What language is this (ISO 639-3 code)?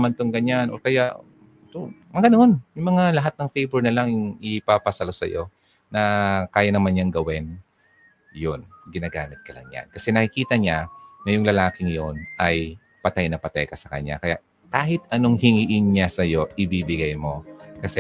fil